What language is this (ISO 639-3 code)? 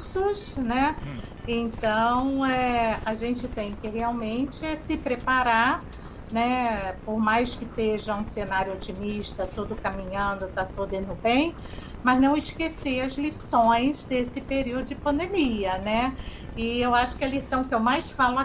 por